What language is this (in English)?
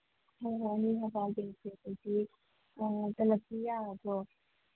Manipuri